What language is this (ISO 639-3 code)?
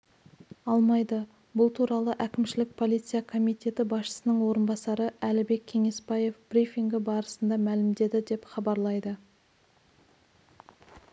kaz